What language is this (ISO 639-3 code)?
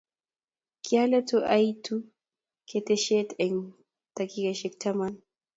kln